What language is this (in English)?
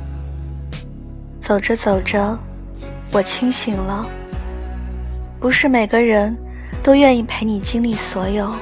Chinese